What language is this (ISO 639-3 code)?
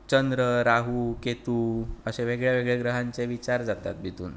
kok